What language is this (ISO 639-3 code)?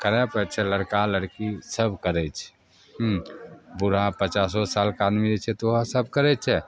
mai